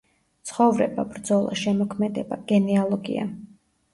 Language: Georgian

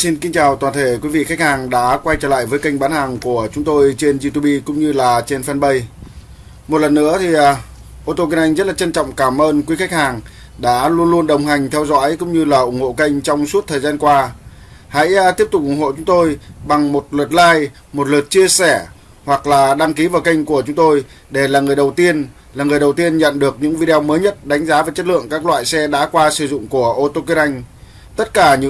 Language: Vietnamese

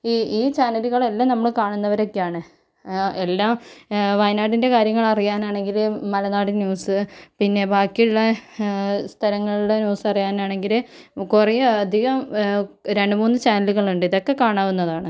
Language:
Malayalam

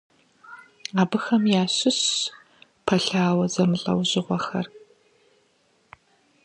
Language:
Kabardian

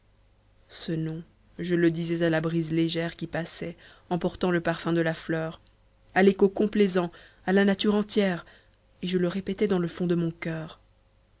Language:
French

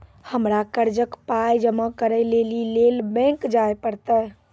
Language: Maithili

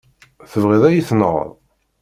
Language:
Kabyle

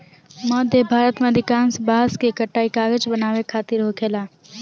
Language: Bhojpuri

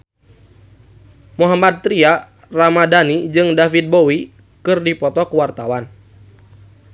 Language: Sundanese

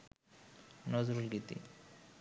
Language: Bangla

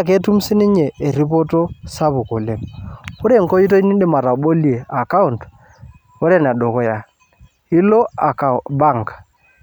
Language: Masai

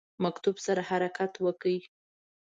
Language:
Pashto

